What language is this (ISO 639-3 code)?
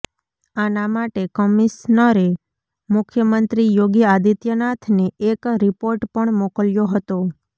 guj